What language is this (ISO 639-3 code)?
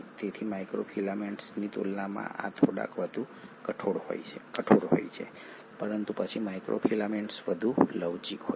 guj